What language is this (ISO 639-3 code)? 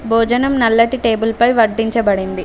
tel